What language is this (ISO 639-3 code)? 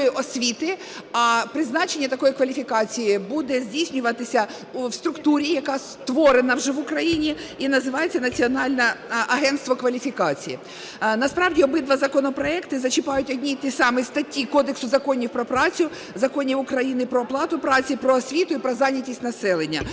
ukr